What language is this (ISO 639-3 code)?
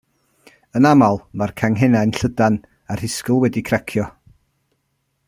cym